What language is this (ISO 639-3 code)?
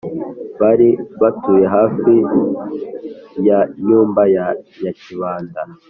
kin